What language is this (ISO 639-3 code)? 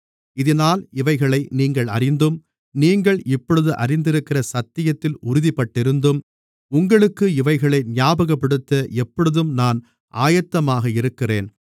tam